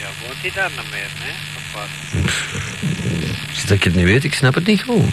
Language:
Dutch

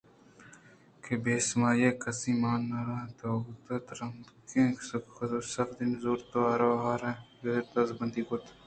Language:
Eastern Balochi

